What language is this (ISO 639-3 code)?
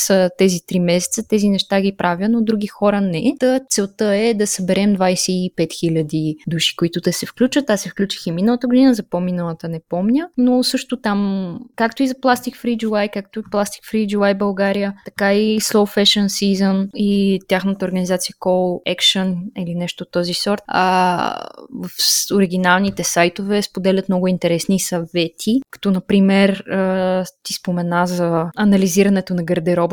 bul